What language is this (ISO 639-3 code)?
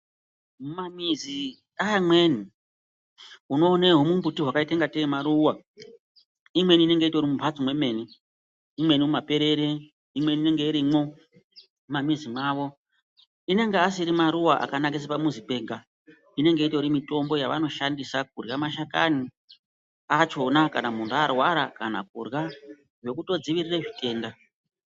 ndc